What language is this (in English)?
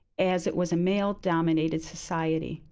English